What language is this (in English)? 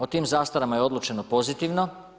Croatian